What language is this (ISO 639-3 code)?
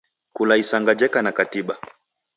dav